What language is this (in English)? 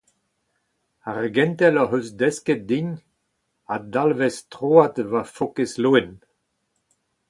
Breton